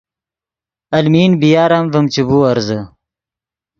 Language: Yidgha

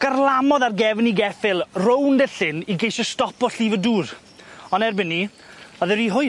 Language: Welsh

